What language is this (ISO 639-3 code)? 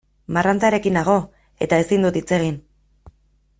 eus